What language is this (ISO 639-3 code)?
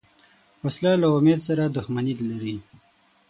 pus